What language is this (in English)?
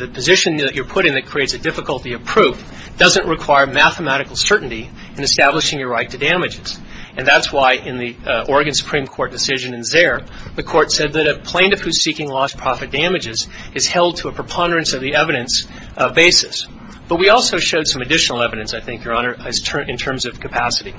English